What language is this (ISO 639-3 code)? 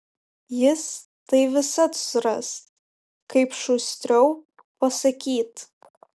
lit